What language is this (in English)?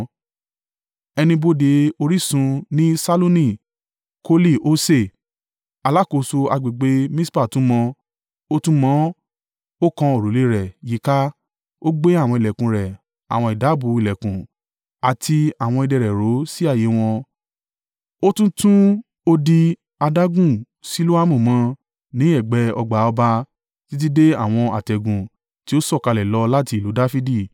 Yoruba